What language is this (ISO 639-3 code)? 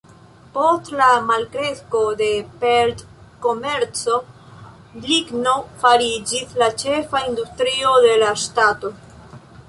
epo